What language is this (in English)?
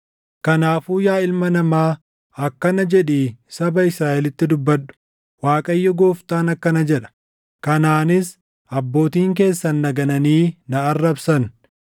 Oromo